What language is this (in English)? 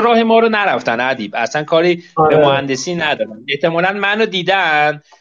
Persian